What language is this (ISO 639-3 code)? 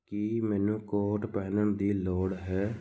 pan